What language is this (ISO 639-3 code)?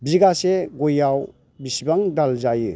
brx